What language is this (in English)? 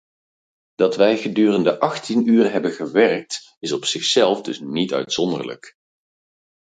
Dutch